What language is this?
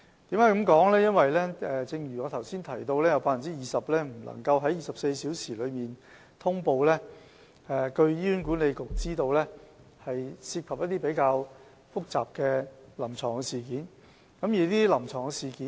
Cantonese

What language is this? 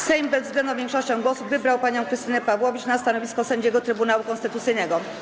Polish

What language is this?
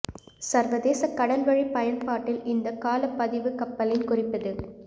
Tamil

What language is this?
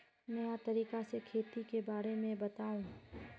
Magahi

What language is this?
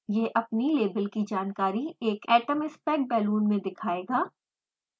Hindi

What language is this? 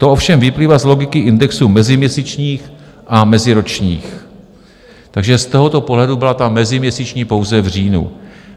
Czech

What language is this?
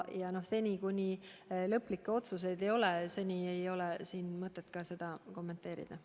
Estonian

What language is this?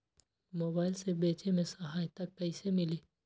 Magahi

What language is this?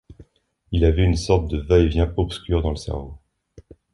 French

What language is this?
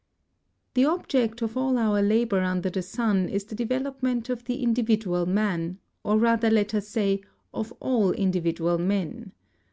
English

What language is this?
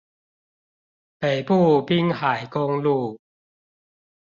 Chinese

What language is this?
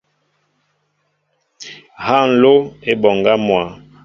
Mbo (Cameroon)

